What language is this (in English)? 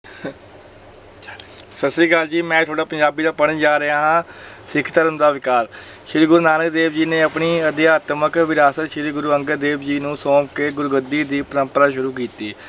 Punjabi